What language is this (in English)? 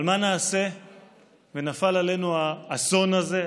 Hebrew